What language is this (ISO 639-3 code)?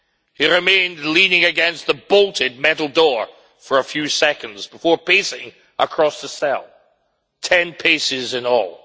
eng